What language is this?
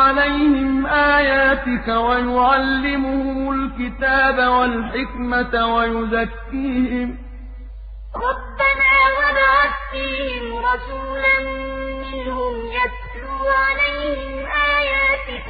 Arabic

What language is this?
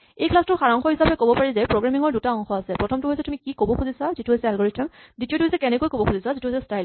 Assamese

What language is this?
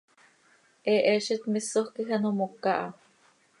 Seri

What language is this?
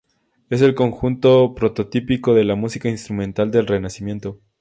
Spanish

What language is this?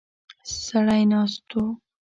Pashto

